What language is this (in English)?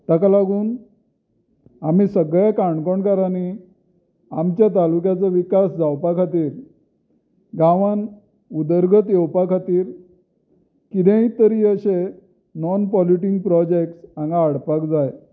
Konkani